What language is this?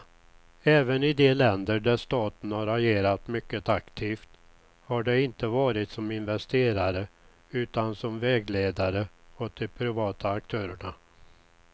Swedish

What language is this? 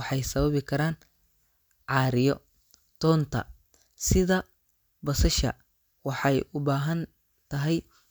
Somali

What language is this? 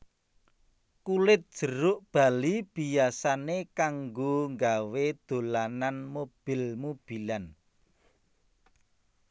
Javanese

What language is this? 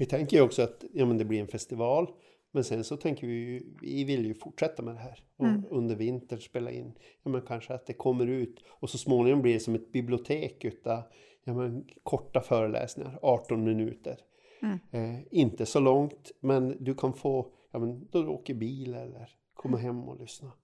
Swedish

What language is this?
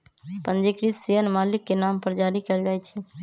Magahi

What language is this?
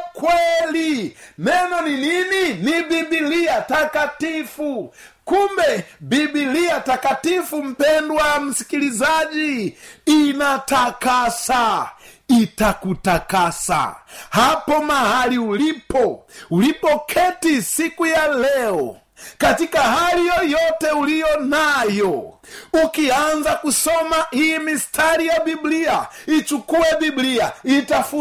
Swahili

